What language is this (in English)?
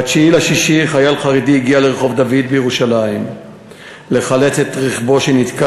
Hebrew